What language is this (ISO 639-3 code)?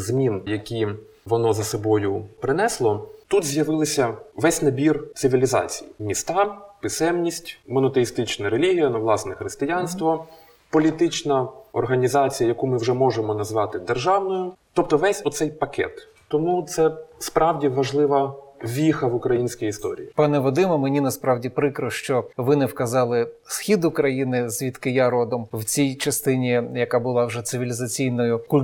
ukr